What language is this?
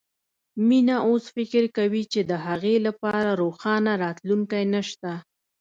Pashto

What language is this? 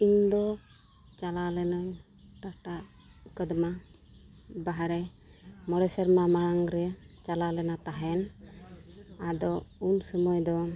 Santali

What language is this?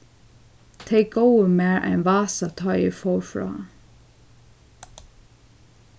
Faroese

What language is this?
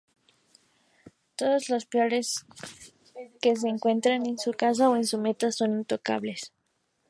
Spanish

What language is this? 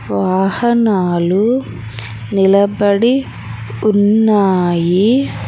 Telugu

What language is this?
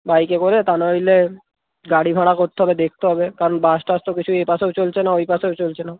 Bangla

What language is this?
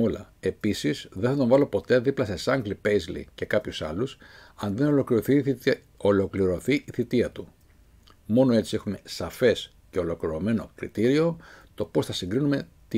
Greek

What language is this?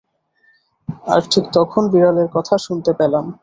Bangla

